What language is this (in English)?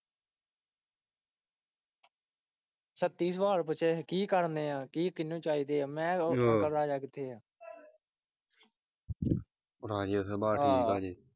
Punjabi